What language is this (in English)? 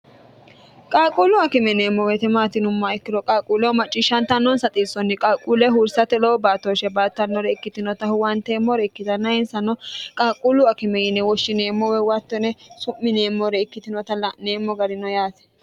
Sidamo